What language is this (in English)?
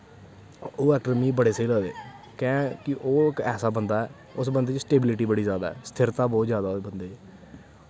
Dogri